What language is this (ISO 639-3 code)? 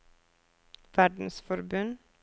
nor